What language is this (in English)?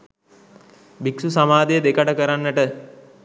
Sinhala